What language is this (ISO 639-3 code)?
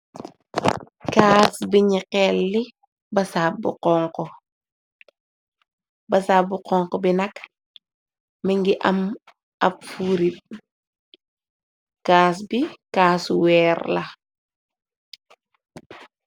wol